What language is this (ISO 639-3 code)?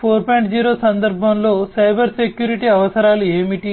tel